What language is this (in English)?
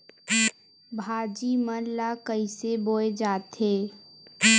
Chhattisgarhi